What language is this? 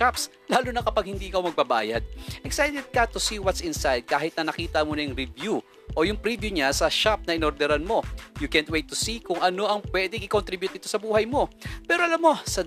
Filipino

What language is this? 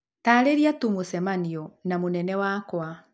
Kikuyu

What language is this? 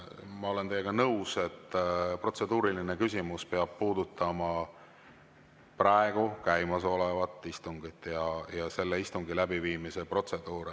Estonian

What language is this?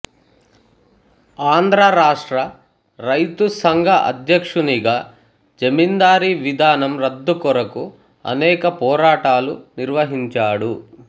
Telugu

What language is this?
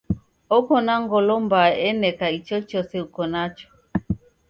Taita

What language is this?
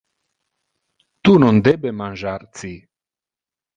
Interlingua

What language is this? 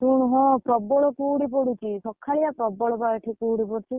Odia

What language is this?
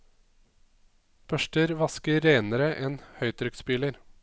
Norwegian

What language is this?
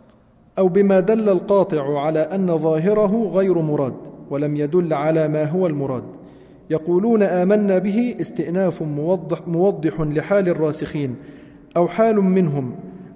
Arabic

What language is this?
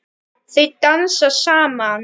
Icelandic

